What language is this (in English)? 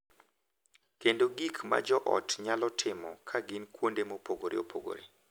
Luo (Kenya and Tanzania)